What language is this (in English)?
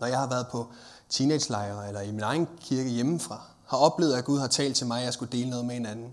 Danish